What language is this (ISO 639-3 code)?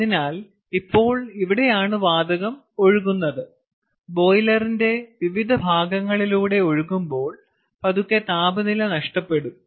mal